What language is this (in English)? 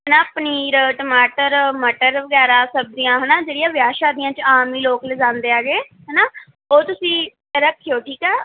Punjabi